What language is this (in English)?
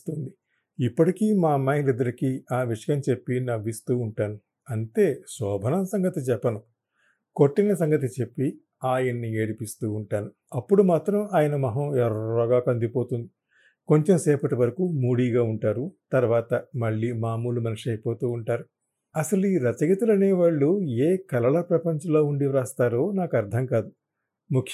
Telugu